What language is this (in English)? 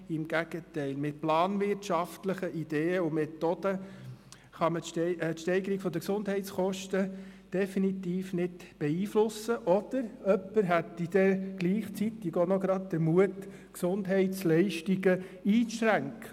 Swiss German